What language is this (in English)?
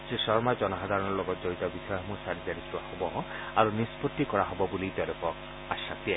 Assamese